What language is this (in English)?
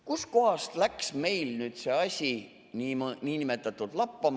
Estonian